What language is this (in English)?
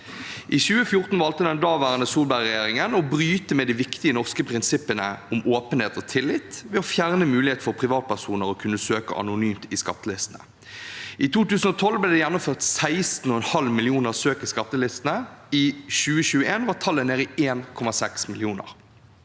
Norwegian